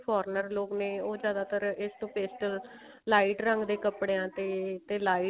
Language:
Punjabi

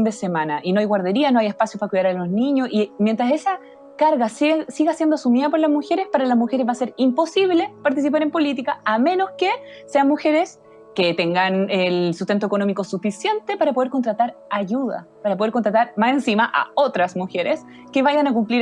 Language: Spanish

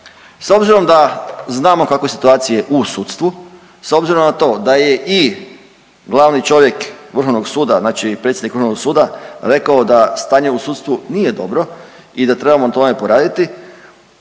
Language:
Croatian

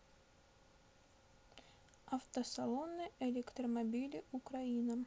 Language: Russian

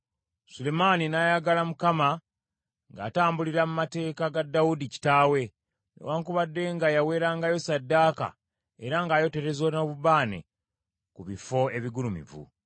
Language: Ganda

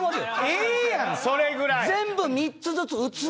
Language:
Japanese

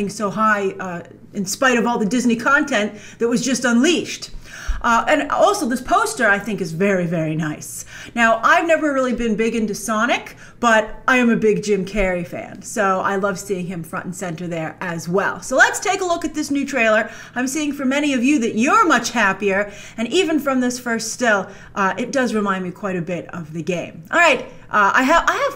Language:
English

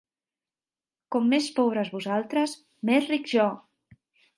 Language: Catalan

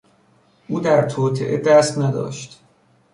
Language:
Persian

